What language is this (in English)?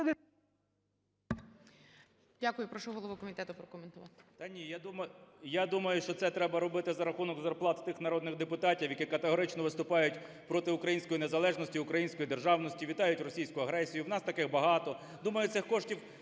Ukrainian